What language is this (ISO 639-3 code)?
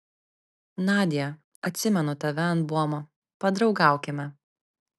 lit